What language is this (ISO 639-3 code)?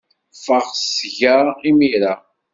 kab